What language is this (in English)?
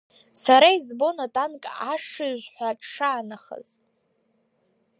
Abkhazian